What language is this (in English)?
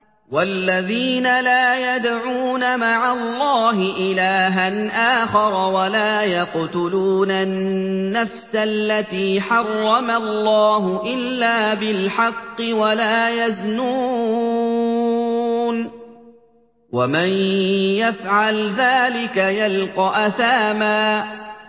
Arabic